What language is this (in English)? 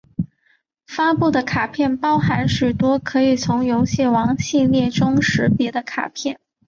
Chinese